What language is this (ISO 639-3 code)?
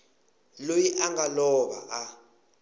tso